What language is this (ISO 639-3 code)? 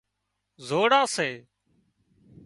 kxp